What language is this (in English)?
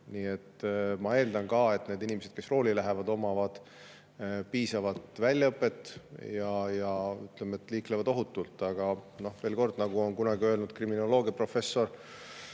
Estonian